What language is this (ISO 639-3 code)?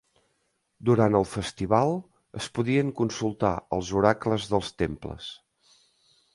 cat